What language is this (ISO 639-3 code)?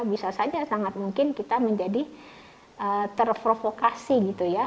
ind